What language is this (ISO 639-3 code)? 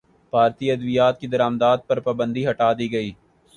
urd